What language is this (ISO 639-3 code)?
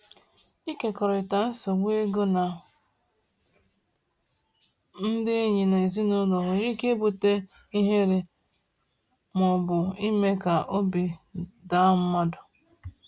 ibo